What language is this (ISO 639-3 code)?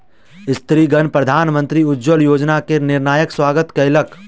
mai